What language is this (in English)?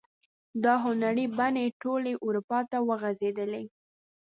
Pashto